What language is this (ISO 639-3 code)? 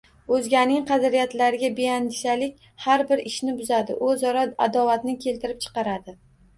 uzb